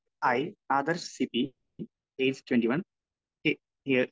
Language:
Malayalam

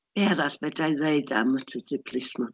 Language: Welsh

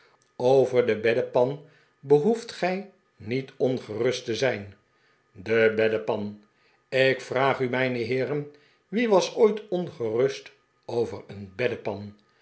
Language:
Dutch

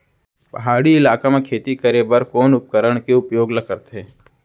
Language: Chhattisgarhi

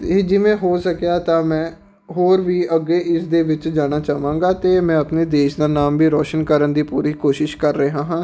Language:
Punjabi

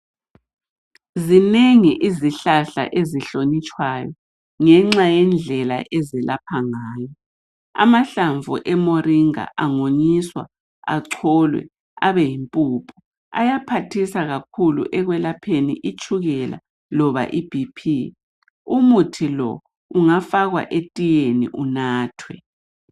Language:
North Ndebele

